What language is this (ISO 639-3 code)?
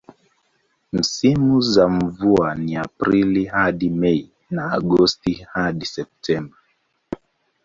swa